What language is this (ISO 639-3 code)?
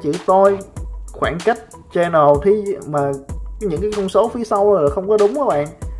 vie